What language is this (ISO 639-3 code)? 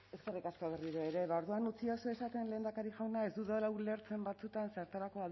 eus